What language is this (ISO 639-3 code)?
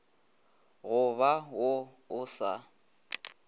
nso